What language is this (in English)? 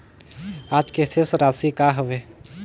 Chhattisgarhi